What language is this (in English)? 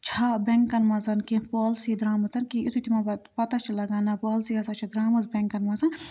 Kashmiri